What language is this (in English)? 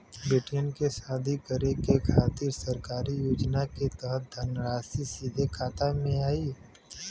Bhojpuri